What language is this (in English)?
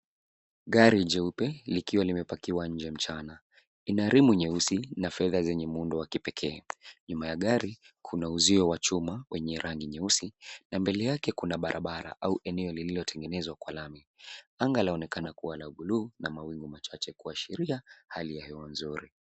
Swahili